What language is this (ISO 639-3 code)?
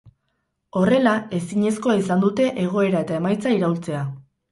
eus